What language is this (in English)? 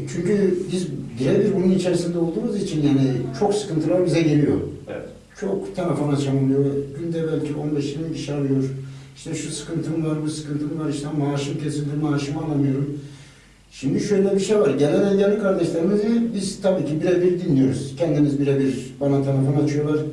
Turkish